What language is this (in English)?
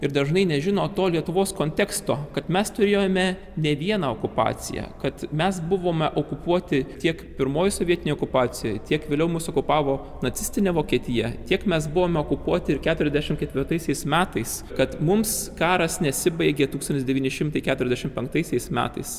Lithuanian